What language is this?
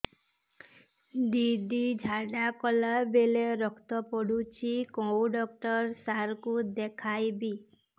Odia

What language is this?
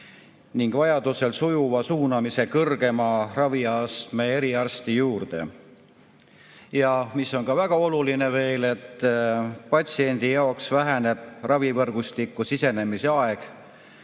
Estonian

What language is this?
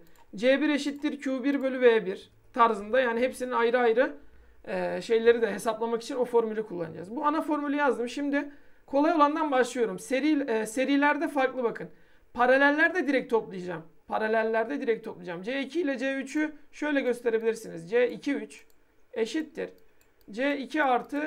Turkish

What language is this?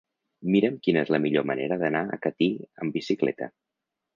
Catalan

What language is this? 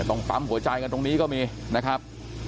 Thai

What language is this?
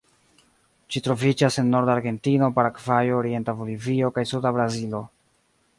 Esperanto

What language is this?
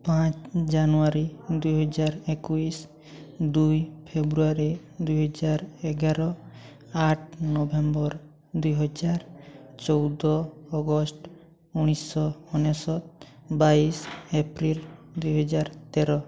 Odia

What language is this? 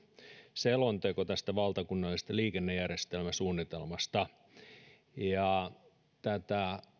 Finnish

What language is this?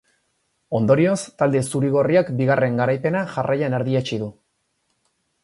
Basque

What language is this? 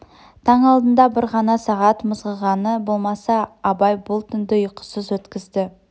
Kazakh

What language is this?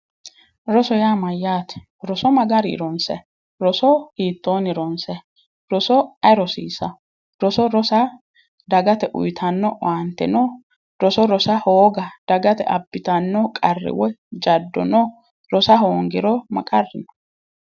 Sidamo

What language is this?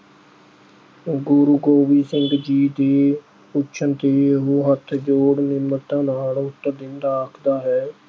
Punjabi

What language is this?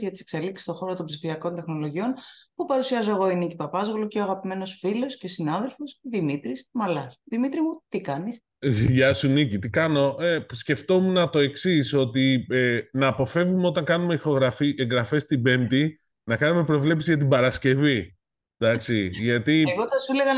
Greek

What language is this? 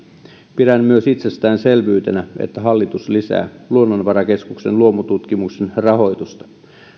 Finnish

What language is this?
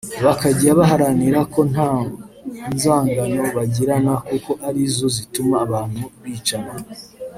Kinyarwanda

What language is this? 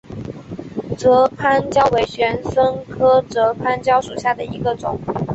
Chinese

